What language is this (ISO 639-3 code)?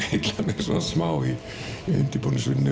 isl